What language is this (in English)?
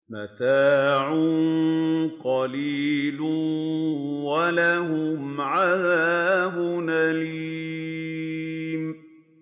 Arabic